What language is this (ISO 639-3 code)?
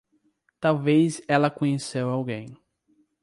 por